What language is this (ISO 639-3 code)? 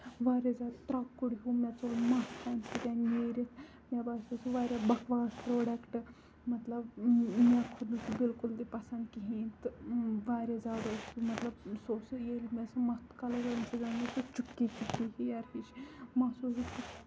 kas